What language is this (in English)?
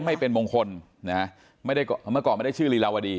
Thai